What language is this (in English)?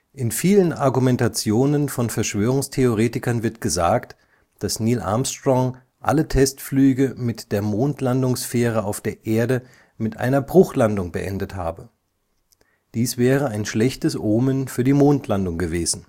German